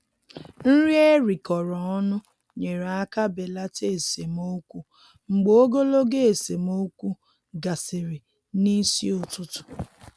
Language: Igbo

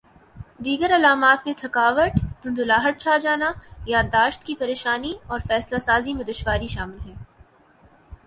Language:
Urdu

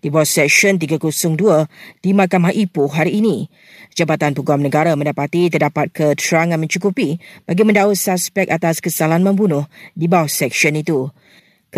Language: Malay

